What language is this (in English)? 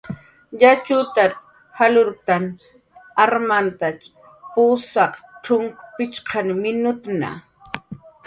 Jaqaru